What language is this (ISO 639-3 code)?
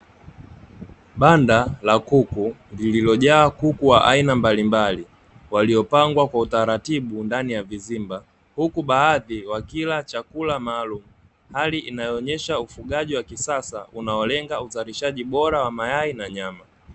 swa